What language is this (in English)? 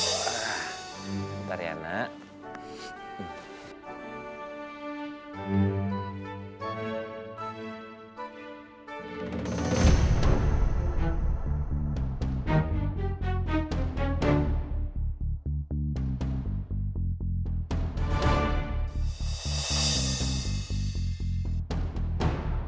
Indonesian